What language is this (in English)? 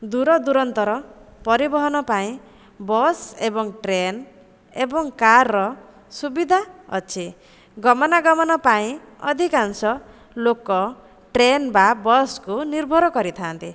Odia